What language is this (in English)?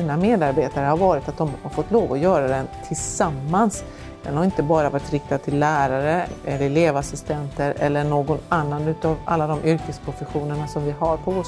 Swedish